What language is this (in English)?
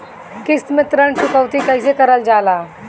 Bhojpuri